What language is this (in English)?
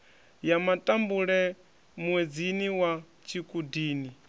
Venda